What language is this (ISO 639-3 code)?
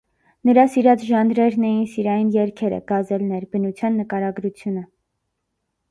hye